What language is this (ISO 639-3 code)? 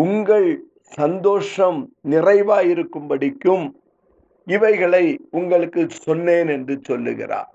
tam